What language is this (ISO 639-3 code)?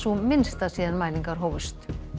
isl